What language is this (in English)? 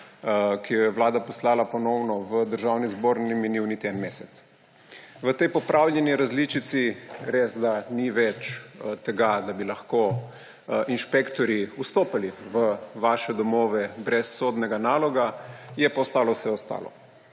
Slovenian